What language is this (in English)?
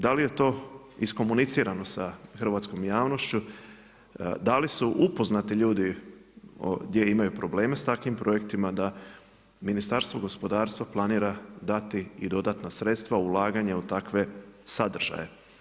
Croatian